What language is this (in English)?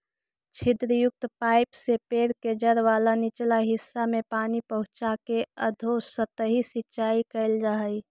Magahi